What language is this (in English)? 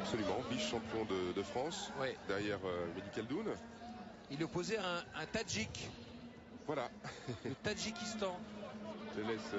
French